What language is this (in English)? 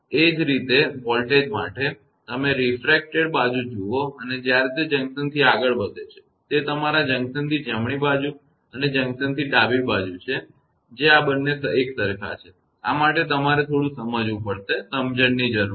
Gujarati